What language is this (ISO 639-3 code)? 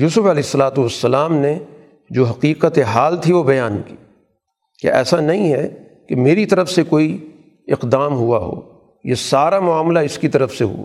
urd